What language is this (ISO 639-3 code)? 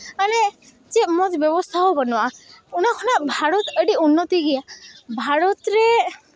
sat